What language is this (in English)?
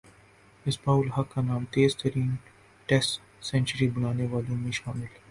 Urdu